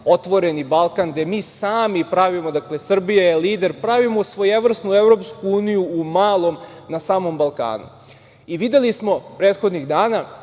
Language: Serbian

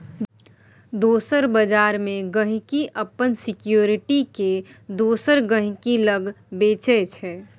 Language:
Maithili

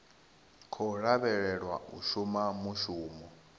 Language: Venda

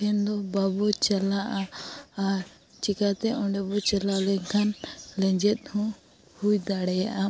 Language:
Santali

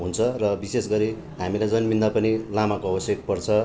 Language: Nepali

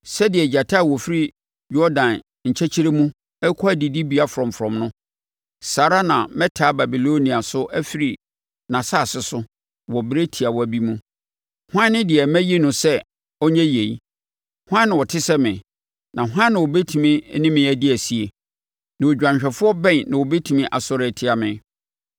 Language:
Akan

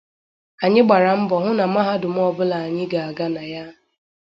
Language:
Igbo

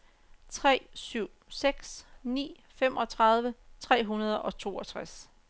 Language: Danish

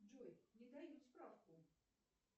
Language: Russian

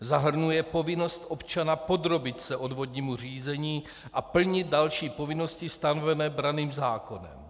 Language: Czech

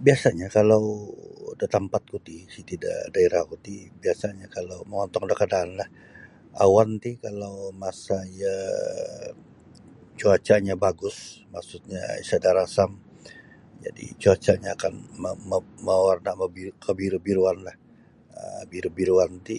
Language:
Sabah Bisaya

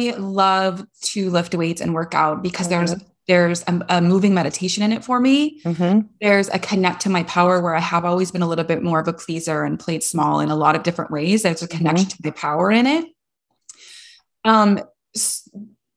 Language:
English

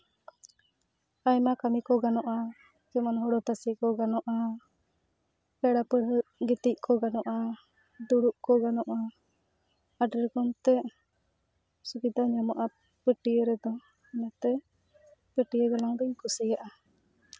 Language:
Santali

